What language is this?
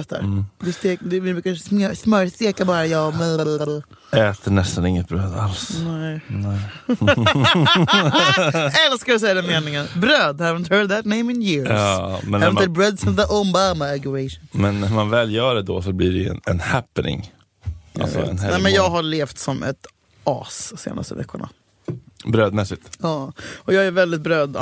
Swedish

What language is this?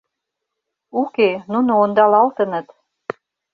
Mari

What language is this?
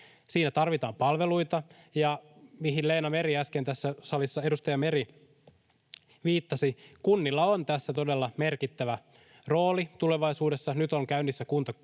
Finnish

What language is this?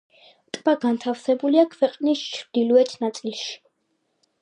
Georgian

